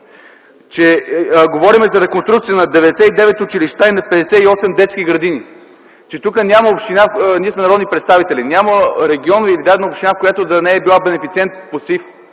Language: Bulgarian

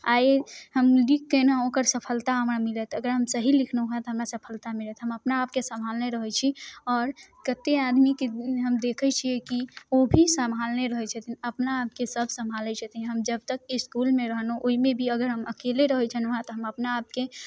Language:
Maithili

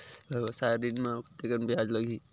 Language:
Chhattisgarhi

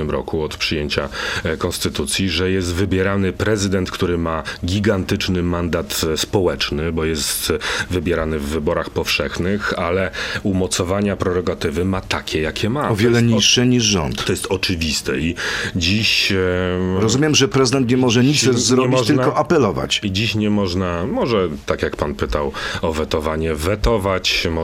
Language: Polish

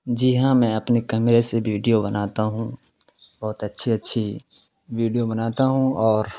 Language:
Urdu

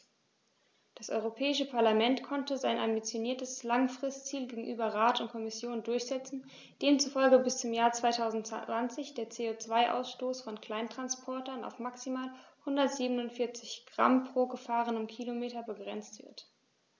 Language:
German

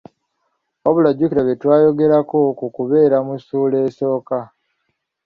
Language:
Ganda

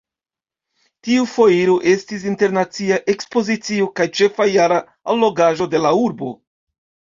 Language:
Esperanto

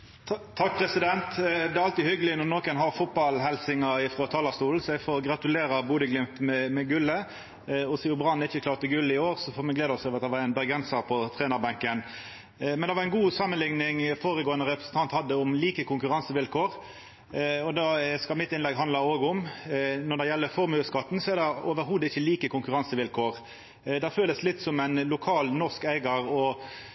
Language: Norwegian Nynorsk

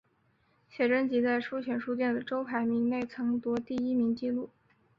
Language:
Chinese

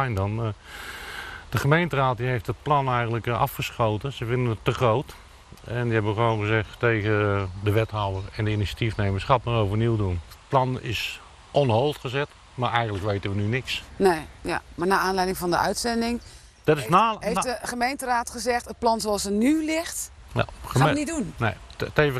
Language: Dutch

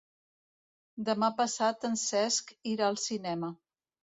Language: Catalan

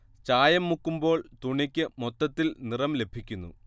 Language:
Malayalam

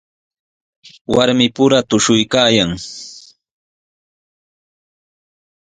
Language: Sihuas Ancash Quechua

